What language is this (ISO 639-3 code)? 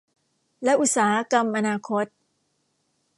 tha